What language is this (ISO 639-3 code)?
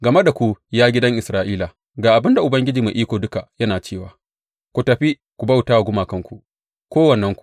hau